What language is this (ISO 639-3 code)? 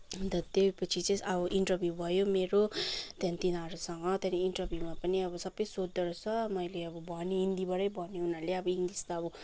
nep